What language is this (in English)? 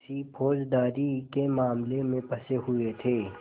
Hindi